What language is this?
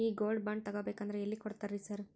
Kannada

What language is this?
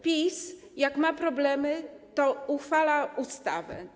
Polish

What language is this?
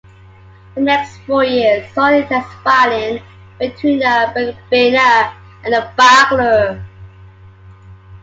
English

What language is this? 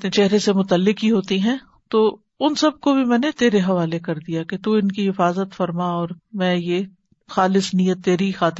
Urdu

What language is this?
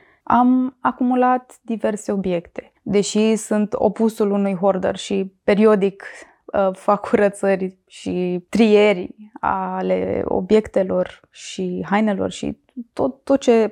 Romanian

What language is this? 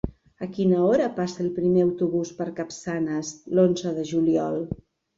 Catalan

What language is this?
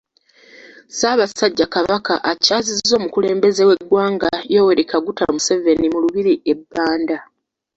Ganda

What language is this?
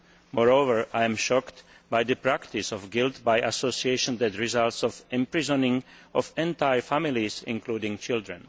English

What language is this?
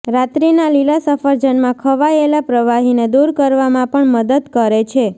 Gujarati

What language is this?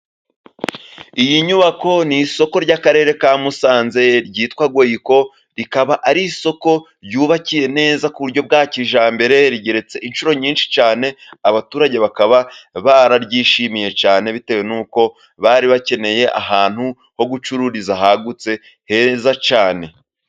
Kinyarwanda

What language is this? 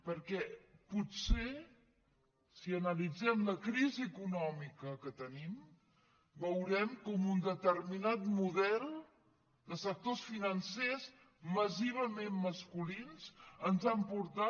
Catalan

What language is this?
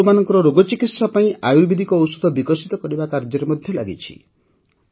Odia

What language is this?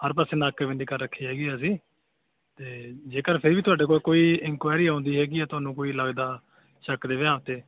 Punjabi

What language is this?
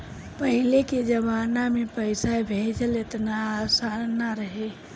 Bhojpuri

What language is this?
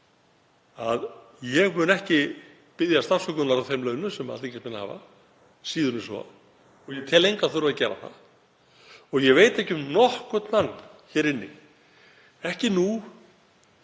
Icelandic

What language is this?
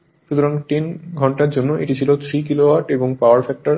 Bangla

